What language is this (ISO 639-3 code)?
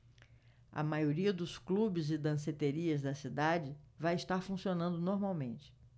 por